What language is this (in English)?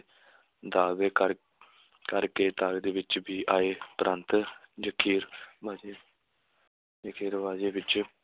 Punjabi